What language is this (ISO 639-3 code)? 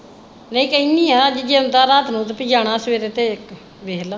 pan